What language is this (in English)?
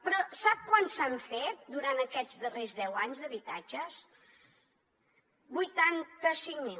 Catalan